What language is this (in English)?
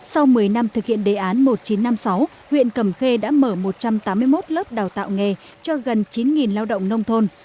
Vietnamese